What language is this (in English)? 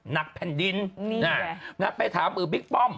Thai